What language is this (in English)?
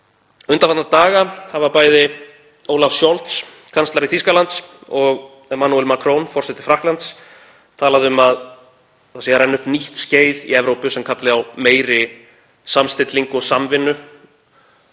Icelandic